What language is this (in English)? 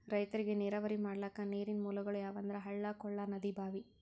Kannada